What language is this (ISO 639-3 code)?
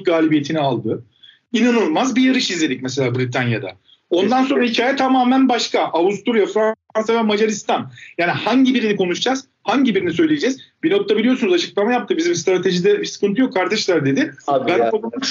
tur